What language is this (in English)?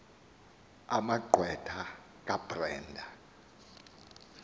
Xhosa